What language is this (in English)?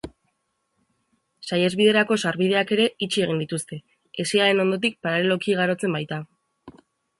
Basque